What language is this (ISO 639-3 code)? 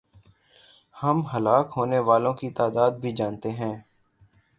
urd